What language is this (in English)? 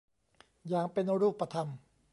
Thai